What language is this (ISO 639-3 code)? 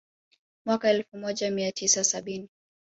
swa